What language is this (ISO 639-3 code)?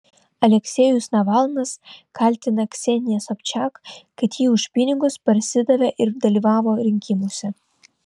lit